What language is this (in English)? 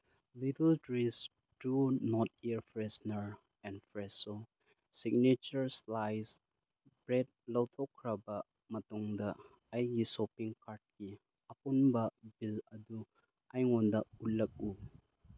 Manipuri